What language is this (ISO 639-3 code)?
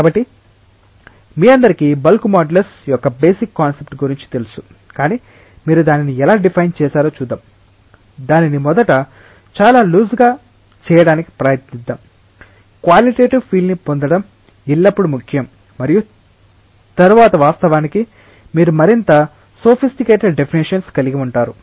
tel